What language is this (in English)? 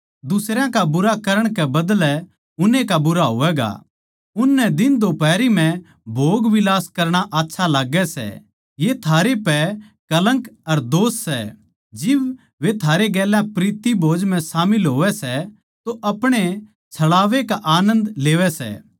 Haryanvi